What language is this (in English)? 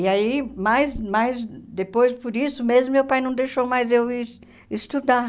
Portuguese